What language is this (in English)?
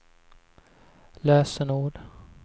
Swedish